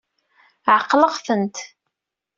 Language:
Kabyle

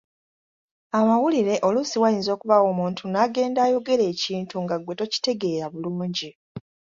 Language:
Ganda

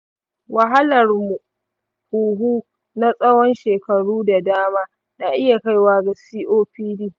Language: Hausa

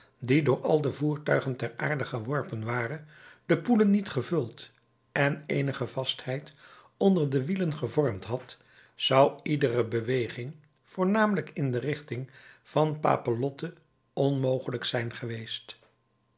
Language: Dutch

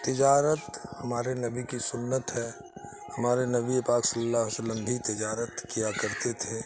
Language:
Urdu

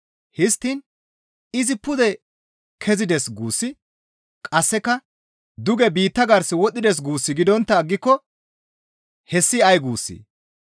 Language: Gamo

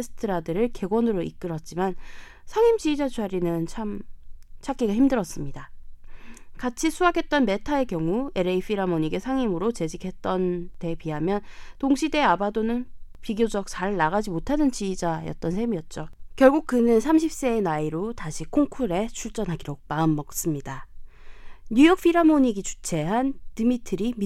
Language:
Korean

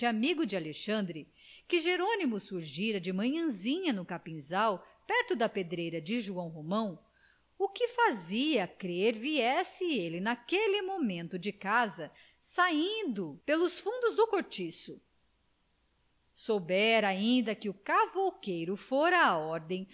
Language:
Portuguese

